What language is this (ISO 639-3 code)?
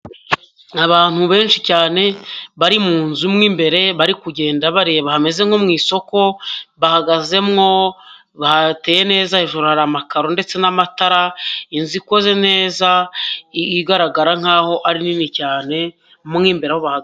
kin